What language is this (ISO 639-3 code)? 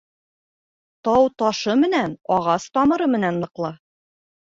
bak